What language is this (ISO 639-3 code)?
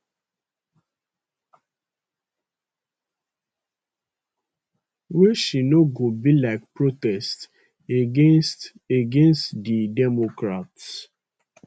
pcm